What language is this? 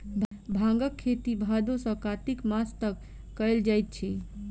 Maithili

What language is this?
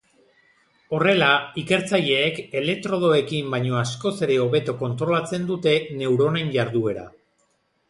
Basque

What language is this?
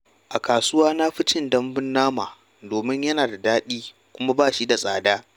Hausa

